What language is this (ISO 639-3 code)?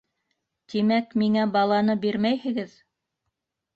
bak